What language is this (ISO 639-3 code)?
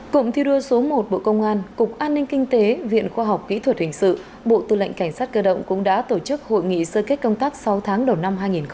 vie